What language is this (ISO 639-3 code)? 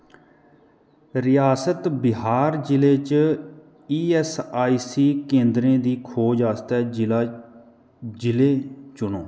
doi